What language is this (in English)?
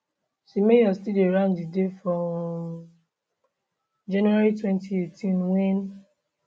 Nigerian Pidgin